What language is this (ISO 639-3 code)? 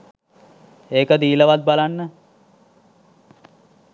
sin